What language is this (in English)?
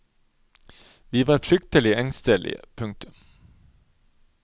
Norwegian